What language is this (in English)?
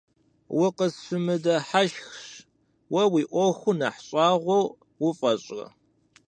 Kabardian